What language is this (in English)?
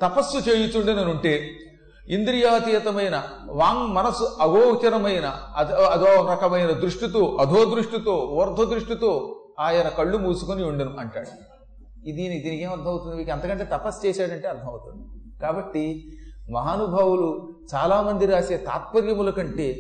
Telugu